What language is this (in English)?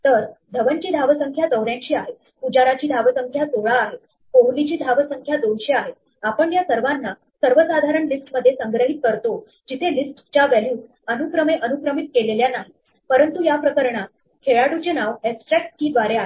Marathi